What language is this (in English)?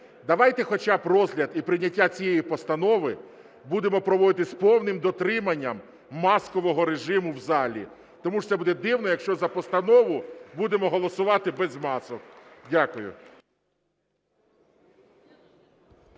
Ukrainian